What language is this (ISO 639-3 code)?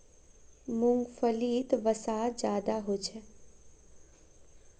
mag